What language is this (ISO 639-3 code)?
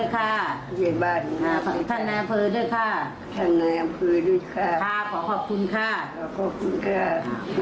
tha